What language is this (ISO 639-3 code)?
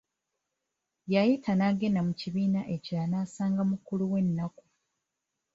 lug